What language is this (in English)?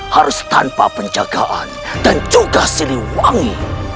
Indonesian